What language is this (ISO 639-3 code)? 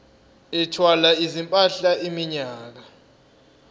zul